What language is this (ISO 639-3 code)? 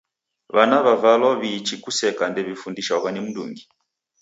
dav